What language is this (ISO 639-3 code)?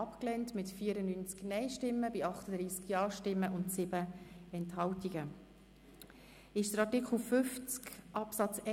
gsw